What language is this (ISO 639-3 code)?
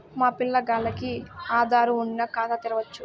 tel